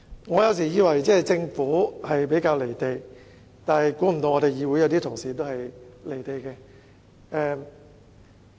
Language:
Cantonese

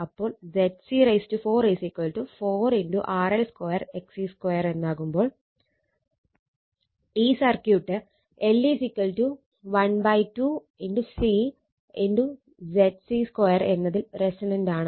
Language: Malayalam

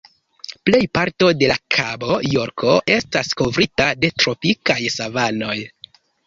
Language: Esperanto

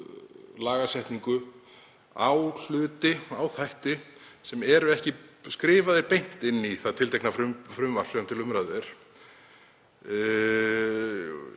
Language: Icelandic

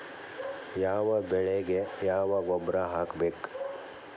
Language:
Kannada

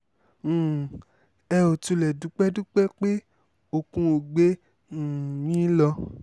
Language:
Yoruba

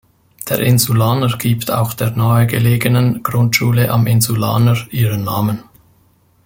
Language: German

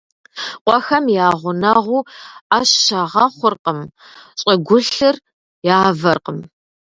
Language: Kabardian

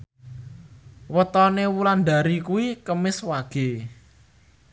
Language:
Javanese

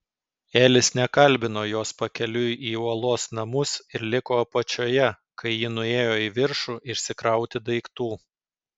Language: Lithuanian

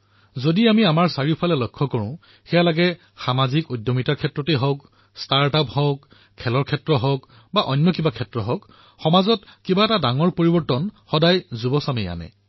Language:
Assamese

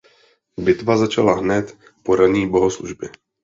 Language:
Czech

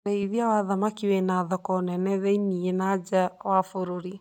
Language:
Kikuyu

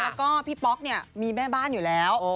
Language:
Thai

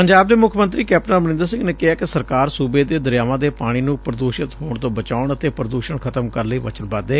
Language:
Punjabi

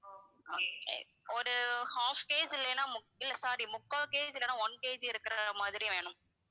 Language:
Tamil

